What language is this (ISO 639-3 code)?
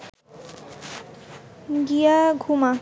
ben